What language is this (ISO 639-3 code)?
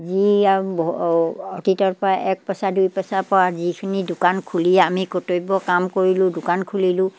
asm